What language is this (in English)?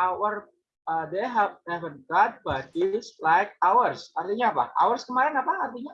Indonesian